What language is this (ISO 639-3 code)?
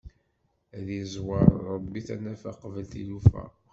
kab